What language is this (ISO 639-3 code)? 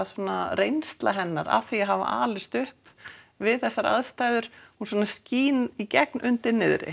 isl